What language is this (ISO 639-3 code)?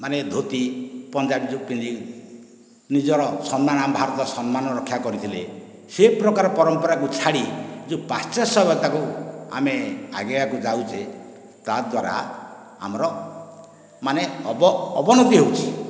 ori